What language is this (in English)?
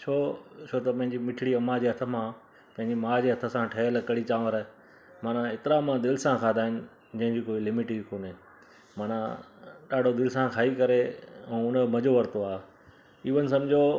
Sindhi